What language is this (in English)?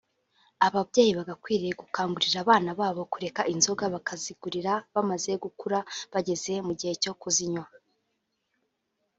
Kinyarwanda